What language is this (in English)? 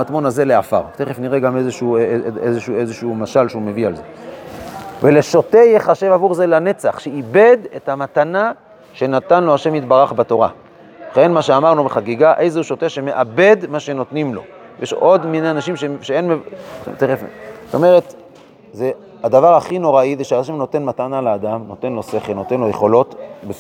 Hebrew